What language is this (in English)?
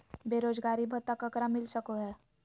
Magahi